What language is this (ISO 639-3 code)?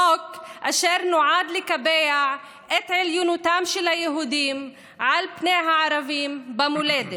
heb